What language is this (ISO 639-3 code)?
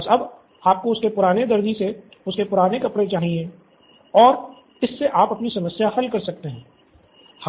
hin